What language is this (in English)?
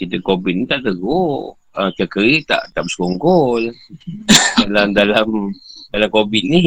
Malay